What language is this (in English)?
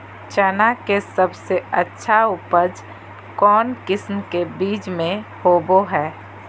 Magahi